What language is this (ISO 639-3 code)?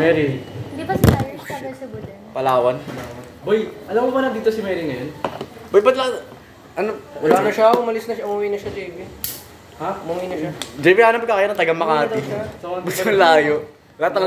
fil